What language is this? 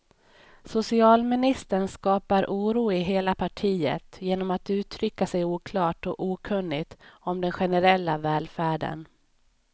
Swedish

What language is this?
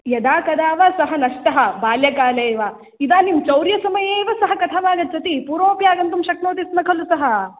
Sanskrit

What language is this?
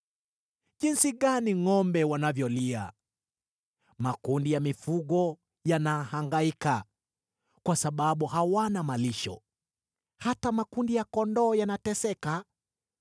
Swahili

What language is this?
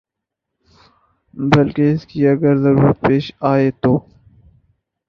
Urdu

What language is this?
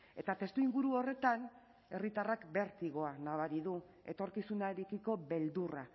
Basque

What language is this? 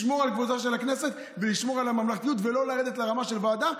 Hebrew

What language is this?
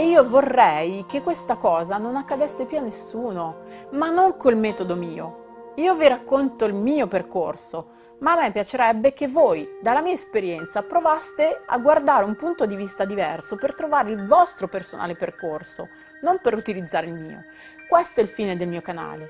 Italian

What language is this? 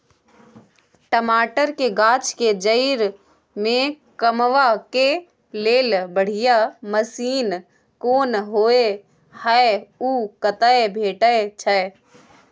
Maithili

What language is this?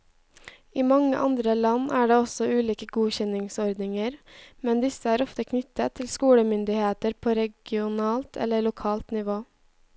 Norwegian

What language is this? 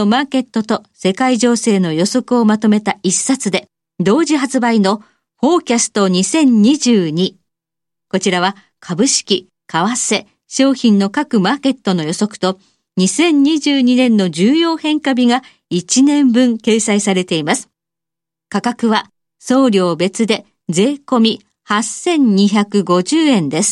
Japanese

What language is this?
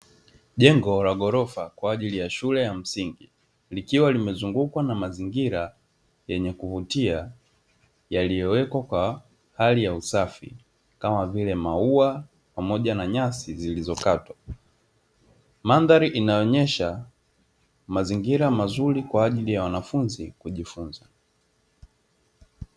Swahili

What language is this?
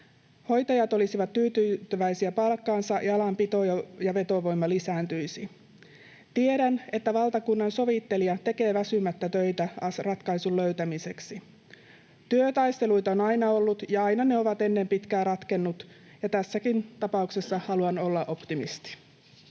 Finnish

